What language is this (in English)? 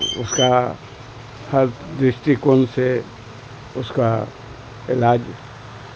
Urdu